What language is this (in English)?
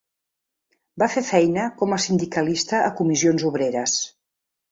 Catalan